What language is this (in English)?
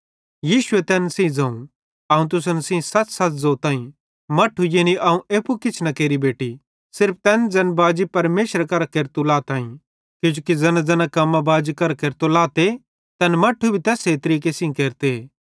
Bhadrawahi